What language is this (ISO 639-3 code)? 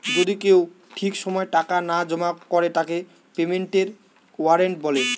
ben